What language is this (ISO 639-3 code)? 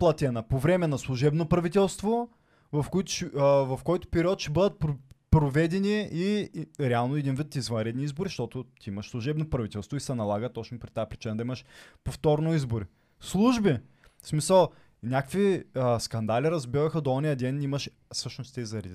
bul